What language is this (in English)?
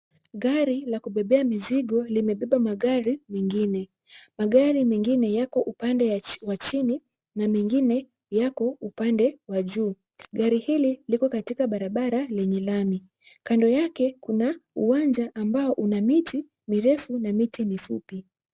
Swahili